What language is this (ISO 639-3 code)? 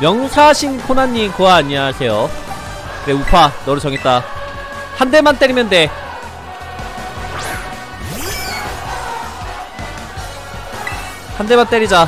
kor